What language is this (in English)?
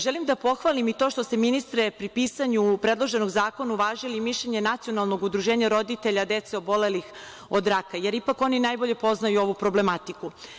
Serbian